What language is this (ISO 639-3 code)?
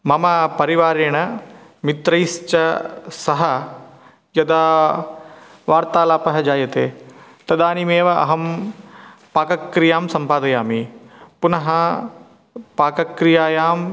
san